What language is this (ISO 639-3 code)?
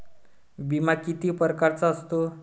mar